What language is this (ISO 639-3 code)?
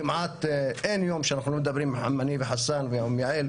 heb